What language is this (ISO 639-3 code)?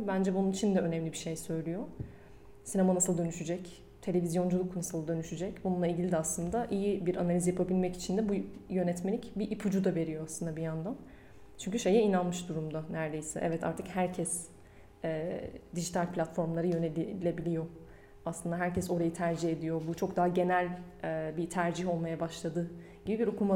tur